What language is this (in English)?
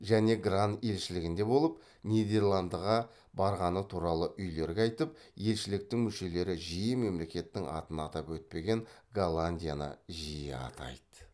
Kazakh